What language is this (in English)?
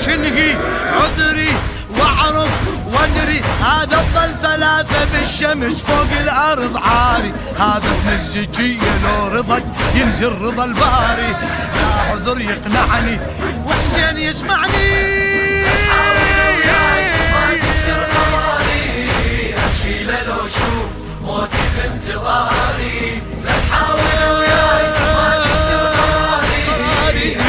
Arabic